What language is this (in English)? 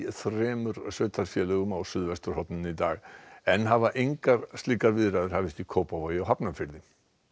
Icelandic